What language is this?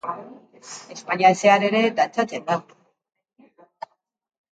Basque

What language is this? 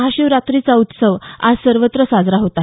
Marathi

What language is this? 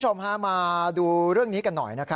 Thai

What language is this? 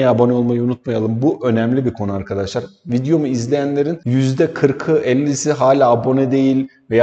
Turkish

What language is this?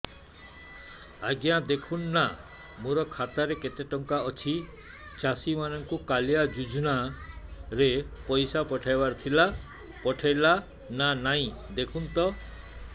Odia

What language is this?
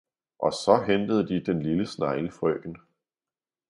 Danish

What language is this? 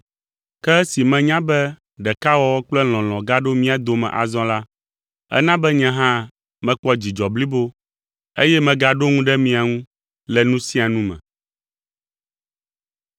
Ewe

